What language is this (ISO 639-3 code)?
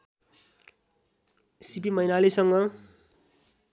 nep